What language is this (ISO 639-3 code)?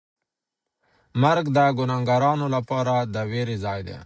pus